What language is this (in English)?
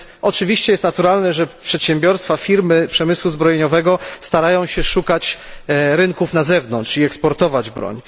Polish